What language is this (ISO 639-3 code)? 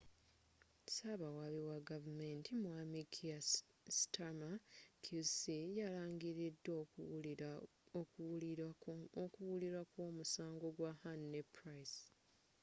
lug